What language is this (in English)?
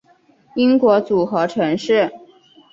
Chinese